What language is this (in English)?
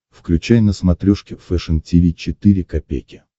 Russian